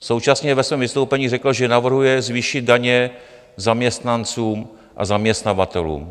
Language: Czech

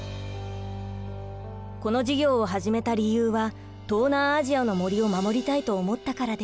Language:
Japanese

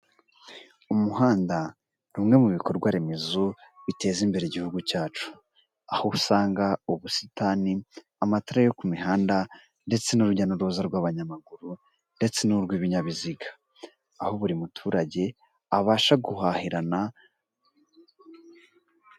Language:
Kinyarwanda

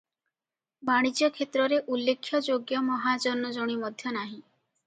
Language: Odia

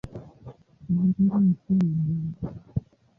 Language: Swahili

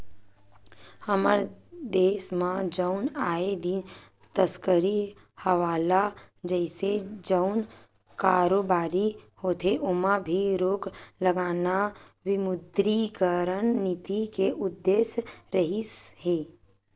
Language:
Chhattisgarhi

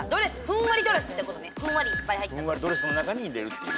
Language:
Japanese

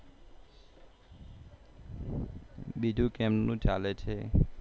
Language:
Gujarati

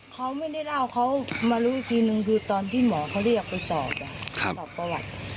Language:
Thai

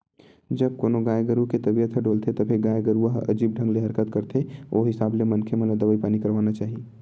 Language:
Chhattisgarhi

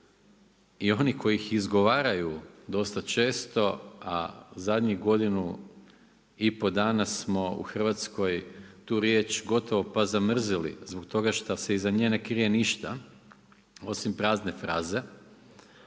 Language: Croatian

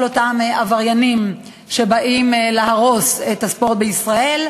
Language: Hebrew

